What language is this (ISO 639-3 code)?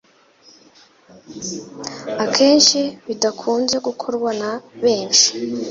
kin